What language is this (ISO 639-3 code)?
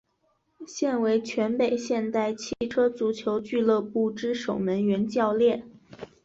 zho